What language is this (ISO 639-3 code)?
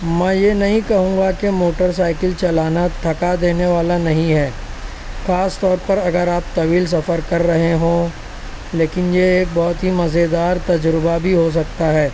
urd